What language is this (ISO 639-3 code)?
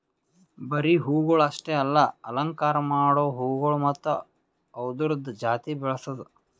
kan